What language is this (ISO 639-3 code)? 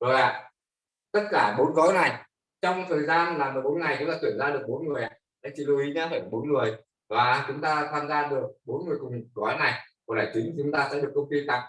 vie